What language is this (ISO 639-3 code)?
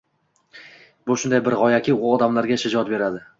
uzb